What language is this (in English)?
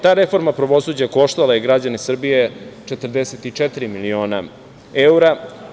Serbian